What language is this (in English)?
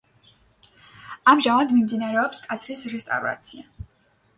Georgian